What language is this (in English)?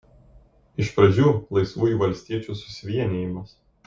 Lithuanian